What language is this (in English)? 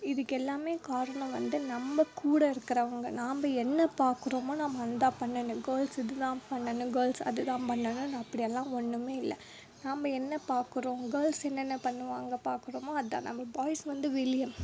Tamil